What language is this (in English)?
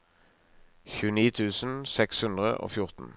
Norwegian